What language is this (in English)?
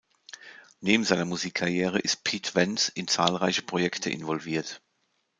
German